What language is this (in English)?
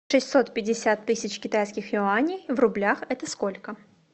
Russian